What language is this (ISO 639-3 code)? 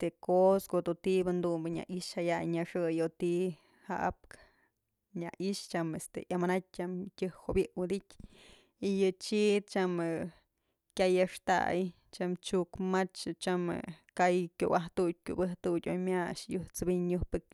mzl